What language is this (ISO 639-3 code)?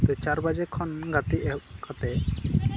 sat